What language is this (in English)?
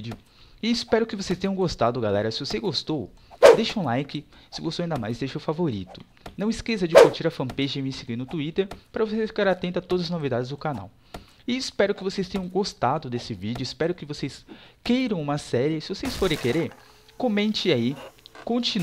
Portuguese